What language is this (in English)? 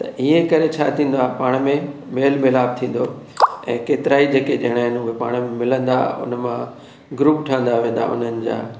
Sindhi